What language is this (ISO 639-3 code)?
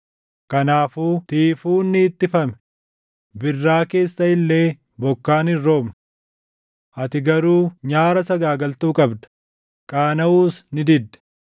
orm